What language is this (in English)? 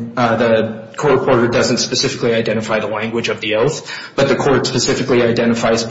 English